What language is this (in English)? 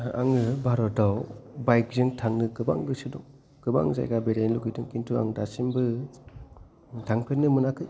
Bodo